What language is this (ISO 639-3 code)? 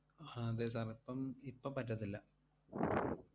mal